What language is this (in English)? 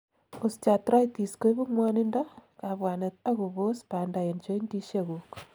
Kalenjin